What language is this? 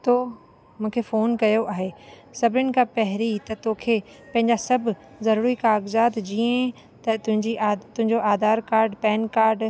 Sindhi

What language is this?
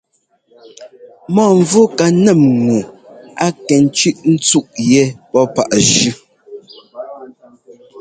Ngomba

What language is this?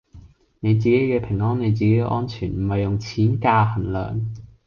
Cantonese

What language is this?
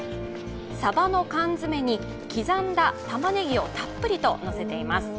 Japanese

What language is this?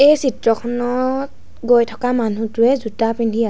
Assamese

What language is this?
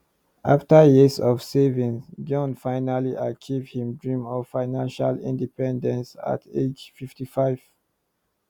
Nigerian Pidgin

